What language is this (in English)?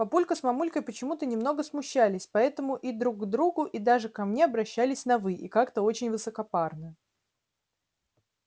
Russian